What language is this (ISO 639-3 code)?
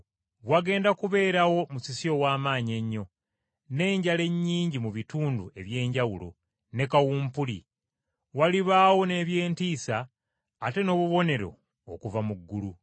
lug